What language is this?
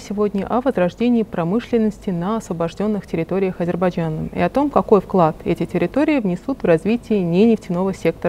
Russian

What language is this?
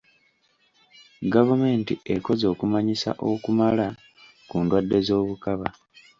Ganda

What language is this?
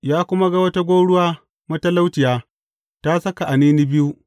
Hausa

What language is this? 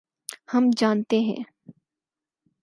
Urdu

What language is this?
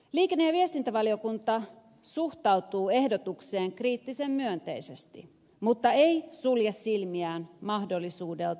Finnish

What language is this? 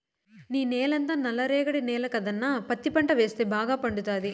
Telugu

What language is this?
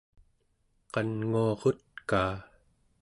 Central Yupik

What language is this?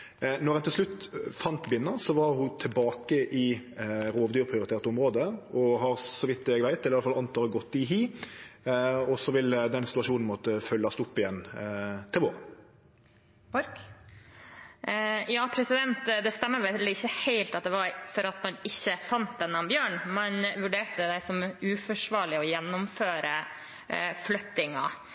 Norwegian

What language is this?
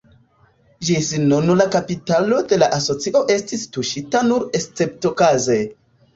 Esperanto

